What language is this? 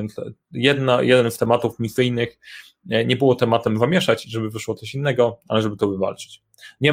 Polish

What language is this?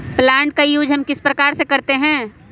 Magahi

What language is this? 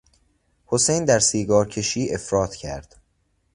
Persian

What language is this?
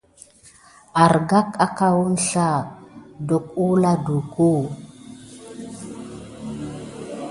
Gidar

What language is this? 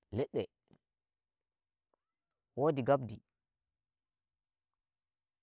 Nigerian Fulfulde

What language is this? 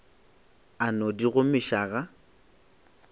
Northern Sotho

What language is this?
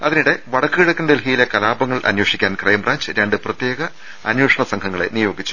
Malayalam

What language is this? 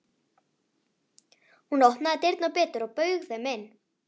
Icelandic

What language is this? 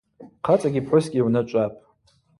Abaza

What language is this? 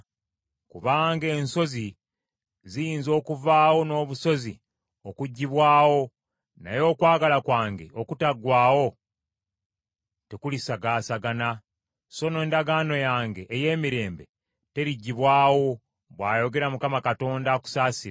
Ganda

